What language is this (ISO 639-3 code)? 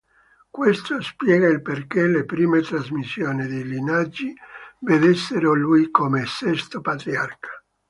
ita